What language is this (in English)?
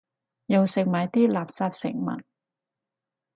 Cantonese